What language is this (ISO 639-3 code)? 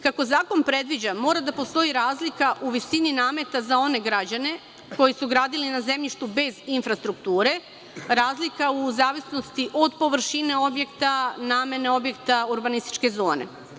srp